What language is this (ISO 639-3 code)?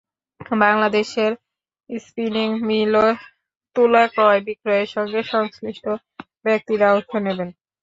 ben